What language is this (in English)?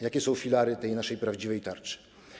Polish